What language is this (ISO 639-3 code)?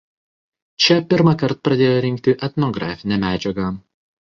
lit